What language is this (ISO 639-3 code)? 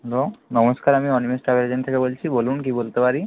ben